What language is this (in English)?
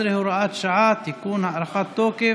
Hebrew